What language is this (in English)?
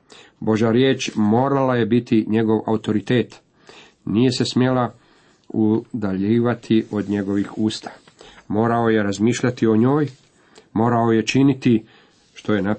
Croatian